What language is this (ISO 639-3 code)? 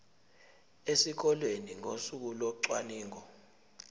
zul